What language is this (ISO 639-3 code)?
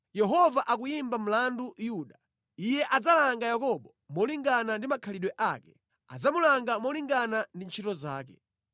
nya